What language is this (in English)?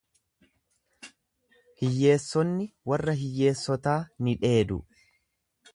Oromo